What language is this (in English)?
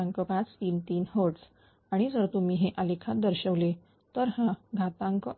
Marathi